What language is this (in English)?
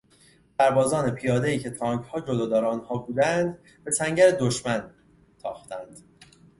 Persian